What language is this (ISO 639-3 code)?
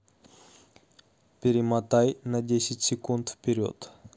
rus